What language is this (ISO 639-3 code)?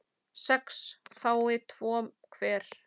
isl